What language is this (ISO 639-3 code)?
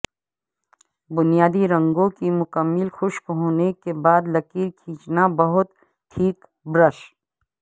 urd